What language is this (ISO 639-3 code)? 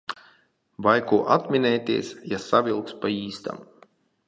lav